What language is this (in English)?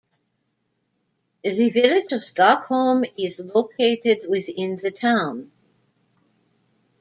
English